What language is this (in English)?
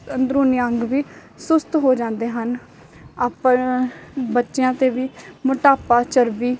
Punjabi